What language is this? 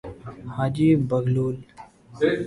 Urdu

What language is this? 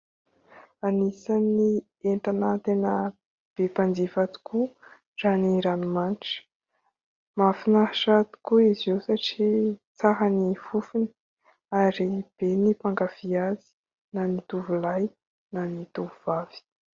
Malagasy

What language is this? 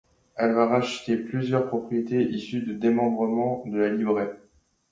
French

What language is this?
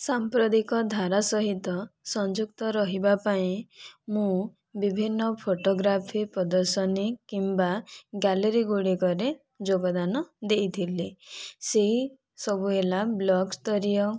Odia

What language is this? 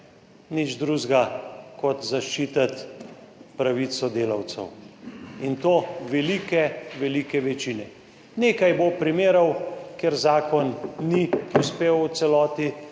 Slovenian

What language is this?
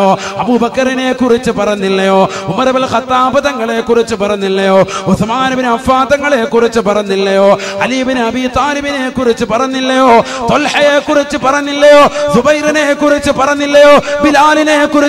Malayalam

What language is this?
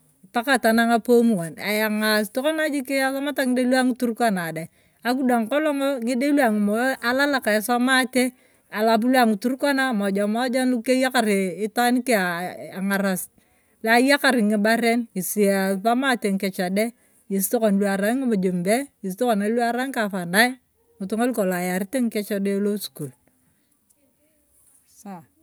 Turkana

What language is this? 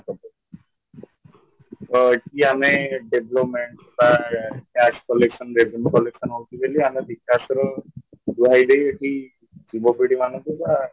Odia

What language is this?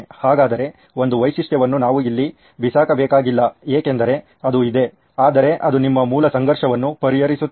Kannada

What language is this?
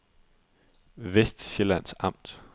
Danish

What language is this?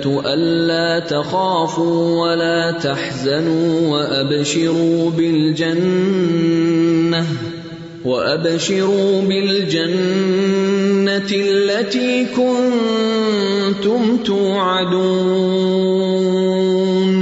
Urdu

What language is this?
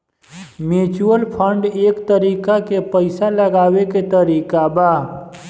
Bhojpuri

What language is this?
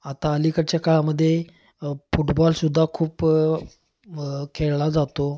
Marathi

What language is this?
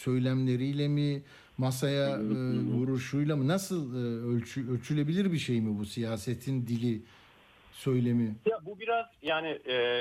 Turkish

